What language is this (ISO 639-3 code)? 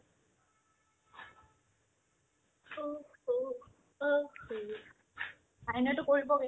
asm